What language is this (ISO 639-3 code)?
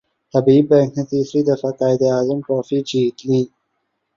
urd